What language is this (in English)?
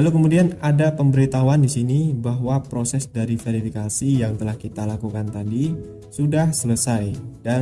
Indonesian